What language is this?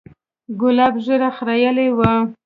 Pashto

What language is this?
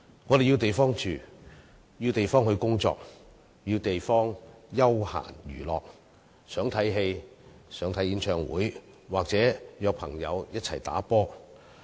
Cantonese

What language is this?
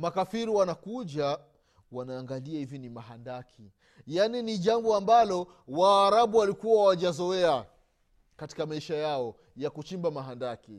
Swahili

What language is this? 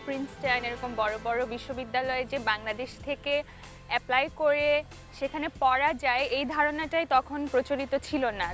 Bangla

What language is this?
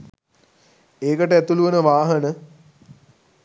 Sinhala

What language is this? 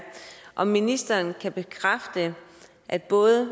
Danish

